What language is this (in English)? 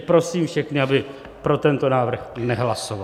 Czech